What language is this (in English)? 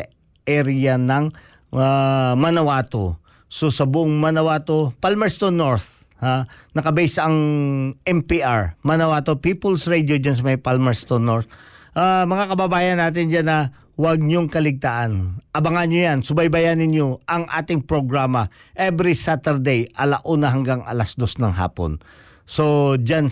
Filipino